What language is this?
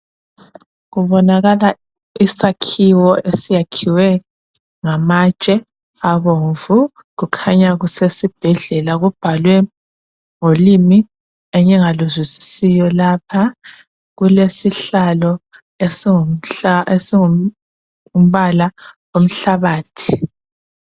North Ndebele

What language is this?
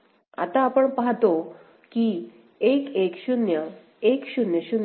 Marathi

